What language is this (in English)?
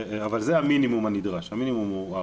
Hebrew